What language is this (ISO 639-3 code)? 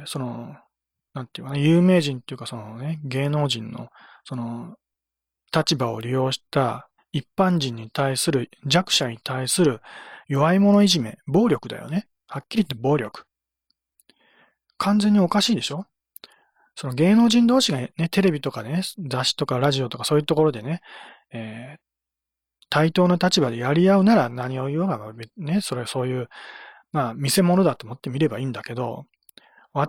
jpn